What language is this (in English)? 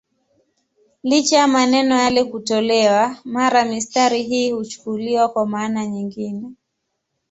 Swahili